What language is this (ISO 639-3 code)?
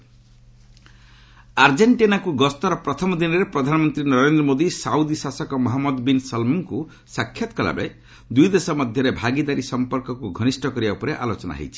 ori